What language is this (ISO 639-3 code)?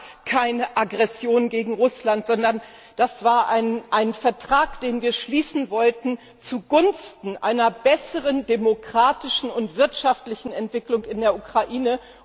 deu